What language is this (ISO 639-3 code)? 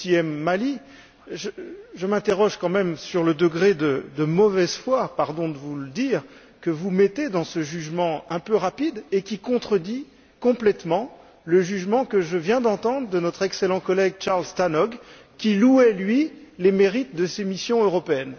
fra